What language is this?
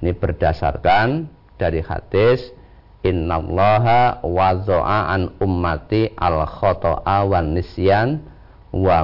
Indonesian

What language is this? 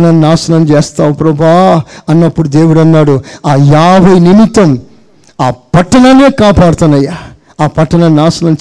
Telugu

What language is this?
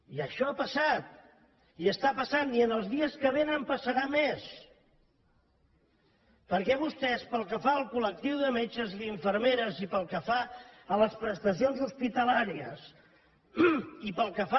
Catalan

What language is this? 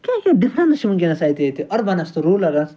Kashmiri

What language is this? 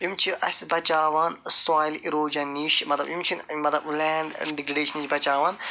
Kashmiri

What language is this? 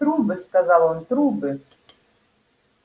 Russian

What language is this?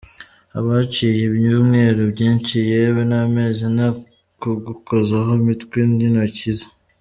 Kinyarwanda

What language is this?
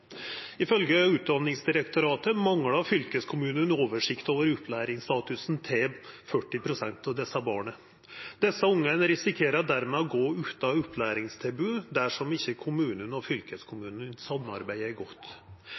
Norwegian Nynorsk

